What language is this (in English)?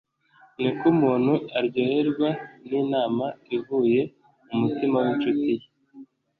Kinyarwanda